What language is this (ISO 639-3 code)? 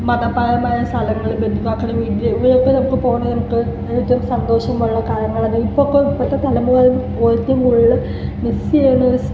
mal